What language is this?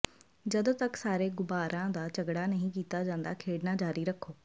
Punjabi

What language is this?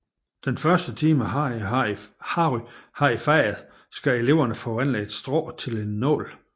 Danish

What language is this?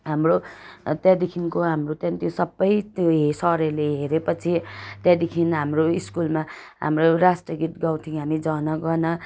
Nepali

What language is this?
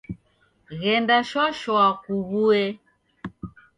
Taita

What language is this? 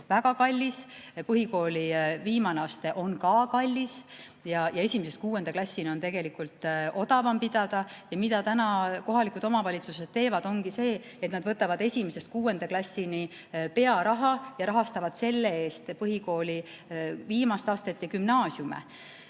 Estonian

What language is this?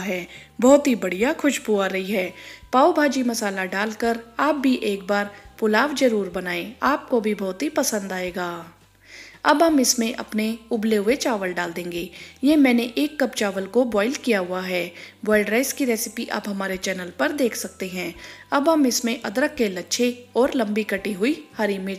Hindi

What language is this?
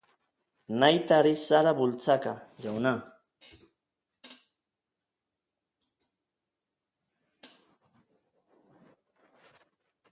Basque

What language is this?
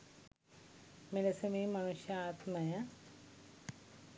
Sinhala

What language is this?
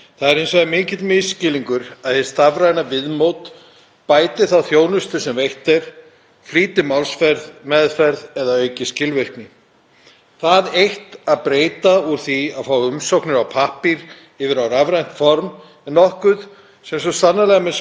Icelandic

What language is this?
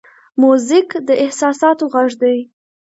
Pashto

